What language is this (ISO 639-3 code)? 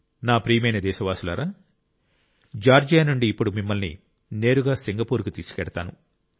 tel